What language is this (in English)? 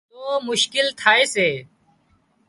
Wadiyara Koli